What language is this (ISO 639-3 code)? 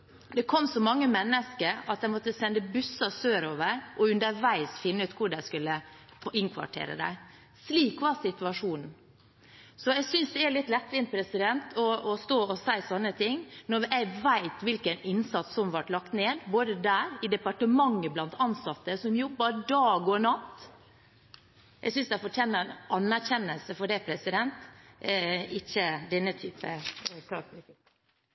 nor